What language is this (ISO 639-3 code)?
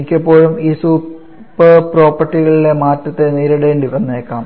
mal